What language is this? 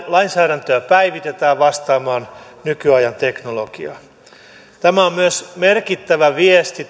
Finnish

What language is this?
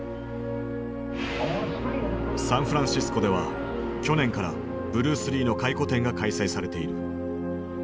Japanese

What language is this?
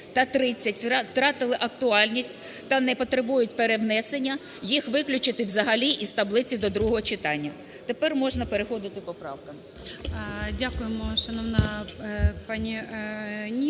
Ukrainian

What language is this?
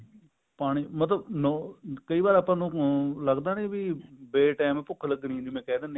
Punjabi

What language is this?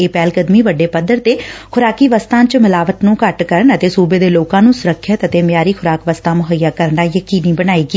Punjabi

